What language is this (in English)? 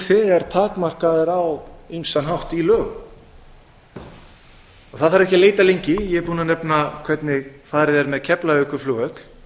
Icelandic